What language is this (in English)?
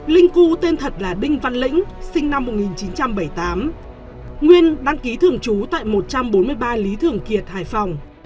Vietnamese